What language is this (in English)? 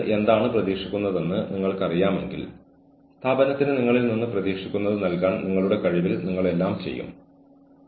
Malayalam